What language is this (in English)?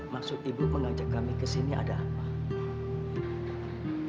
Indonesian